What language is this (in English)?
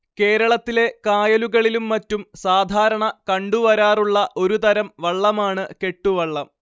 Malayalam